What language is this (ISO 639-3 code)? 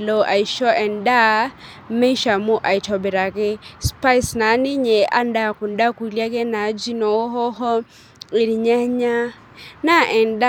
mas